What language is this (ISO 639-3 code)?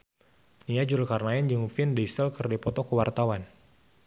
sun